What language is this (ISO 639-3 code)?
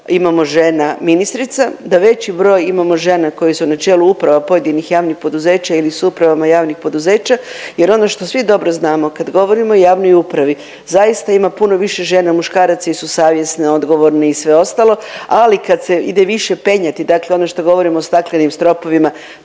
hrv